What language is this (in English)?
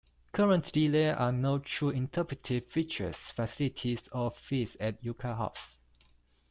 English